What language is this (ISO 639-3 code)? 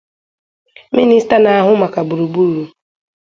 ibo